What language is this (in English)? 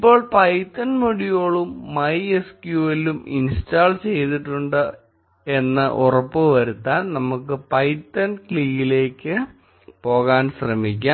Malayalam